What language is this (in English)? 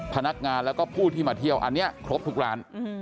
Thai